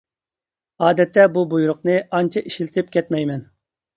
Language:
Uyghur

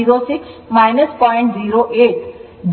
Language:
Kannada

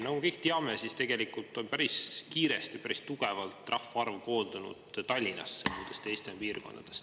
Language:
Estonian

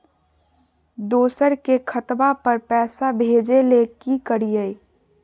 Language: Magahi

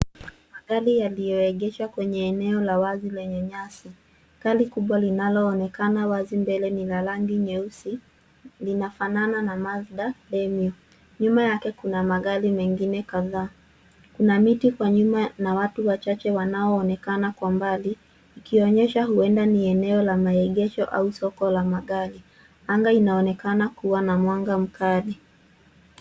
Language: Swahili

